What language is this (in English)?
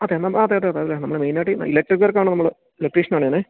Malayalam